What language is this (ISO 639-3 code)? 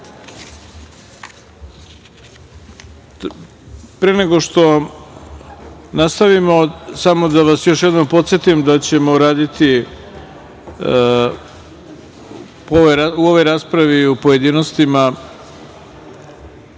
srp